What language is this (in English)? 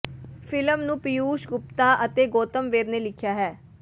Punjabi